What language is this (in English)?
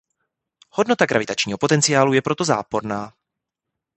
Czech